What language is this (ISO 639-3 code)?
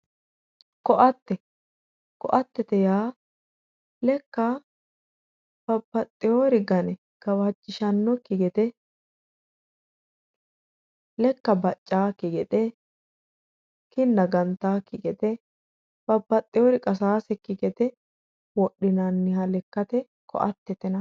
sid